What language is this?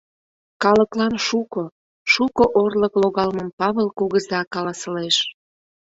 Mari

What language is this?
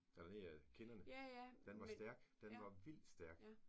Danish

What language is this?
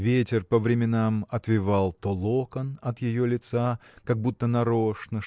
Russian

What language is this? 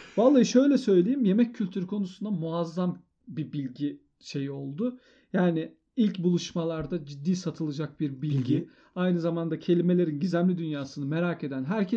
Turkish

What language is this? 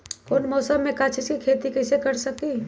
Magahi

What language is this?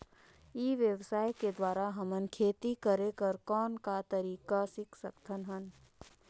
Chhattisgarhi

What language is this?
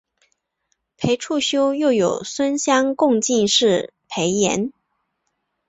Chinese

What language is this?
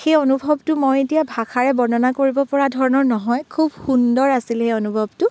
Assamese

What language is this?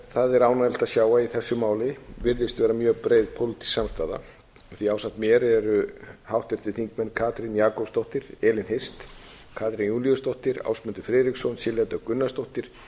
Icelandic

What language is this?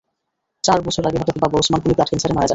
Bangla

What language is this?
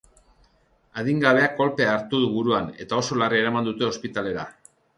Basque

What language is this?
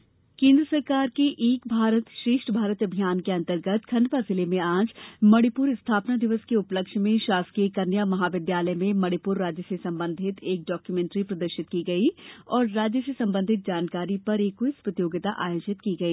Hindi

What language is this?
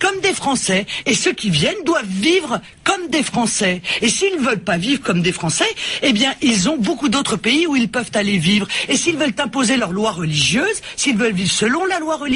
French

